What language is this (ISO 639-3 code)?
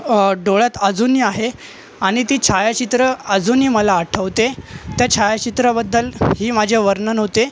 mar